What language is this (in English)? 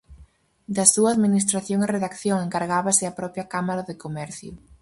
Galician